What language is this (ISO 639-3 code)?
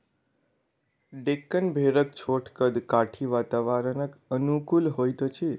mai